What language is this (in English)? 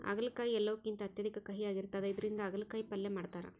Kannada